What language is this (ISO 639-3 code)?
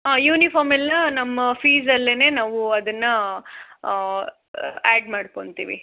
kan